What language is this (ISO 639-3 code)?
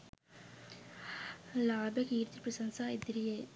sin